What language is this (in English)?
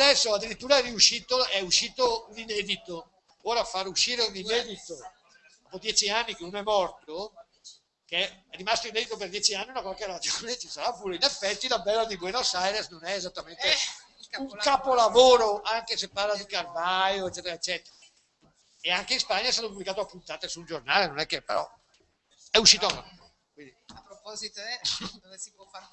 Italian